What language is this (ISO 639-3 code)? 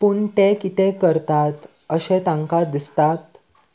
kok